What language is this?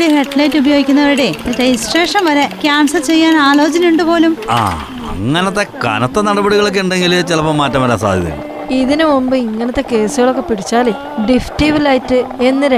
Malayalam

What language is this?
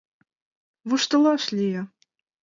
Mari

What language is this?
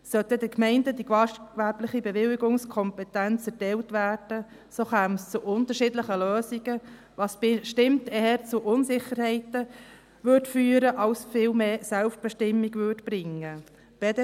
Swiss German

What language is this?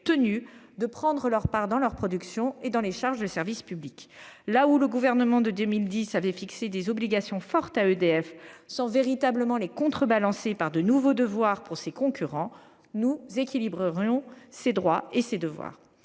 French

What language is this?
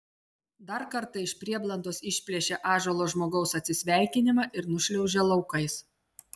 Lithuanian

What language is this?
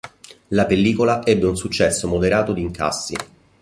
Italian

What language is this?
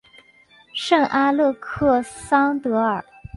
Chinese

